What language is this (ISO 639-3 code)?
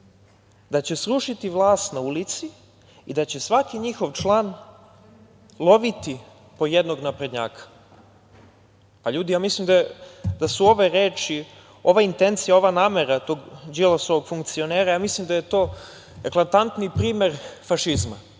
srp